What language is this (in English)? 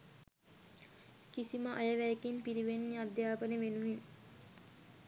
Sinhala